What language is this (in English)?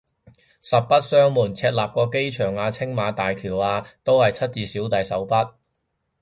Cantonese